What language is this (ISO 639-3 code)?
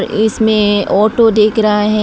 hin